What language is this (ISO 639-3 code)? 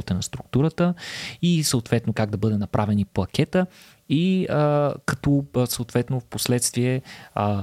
bul